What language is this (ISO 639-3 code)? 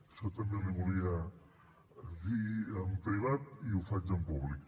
cat